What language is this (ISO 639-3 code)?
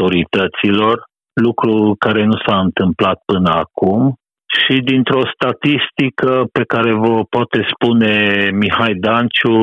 ron